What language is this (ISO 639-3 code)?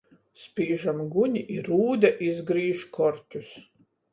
ltg